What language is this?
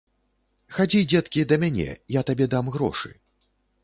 Belarusian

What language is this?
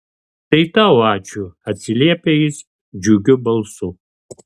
Lithuanian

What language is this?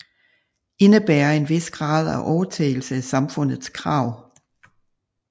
Danish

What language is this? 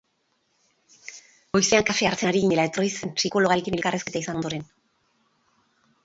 Basque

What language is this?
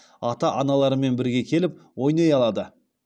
Kazakh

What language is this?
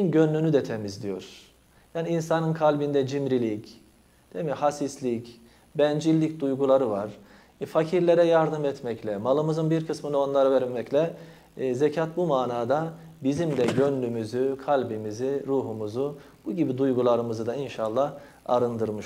Turkish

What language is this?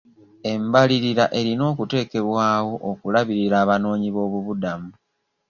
Ganda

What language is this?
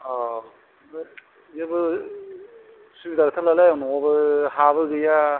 Bodo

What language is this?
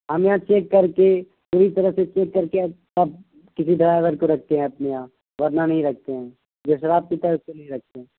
Urdu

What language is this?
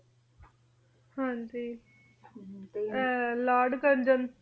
Punjabi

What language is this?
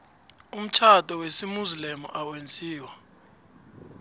South Ndebele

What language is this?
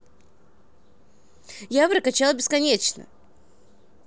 Russian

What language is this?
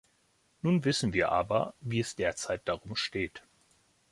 German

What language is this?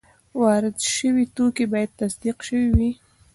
Pashto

